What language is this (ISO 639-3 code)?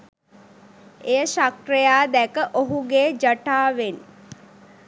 sin